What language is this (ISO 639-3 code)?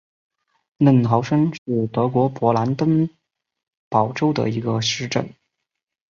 zho